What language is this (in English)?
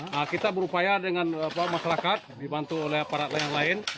Indonesian